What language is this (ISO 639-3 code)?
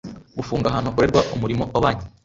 kin